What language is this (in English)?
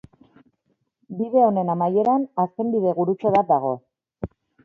Basque